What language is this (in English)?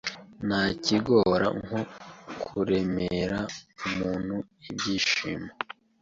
Kinyarwanda